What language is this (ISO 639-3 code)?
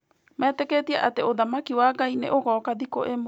kik